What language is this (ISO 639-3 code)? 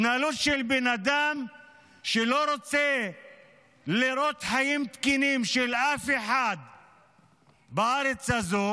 heb